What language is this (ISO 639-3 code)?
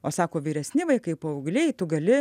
lit